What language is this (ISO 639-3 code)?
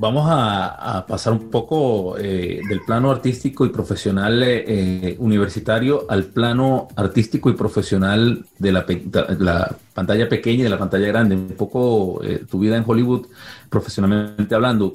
spa